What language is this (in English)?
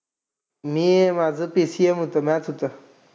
Marathi